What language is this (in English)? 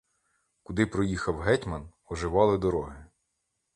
Ukrainian